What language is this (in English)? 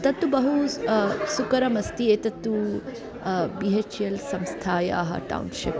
Sanskrit